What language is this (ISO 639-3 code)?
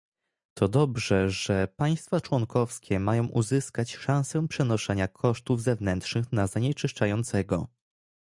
pol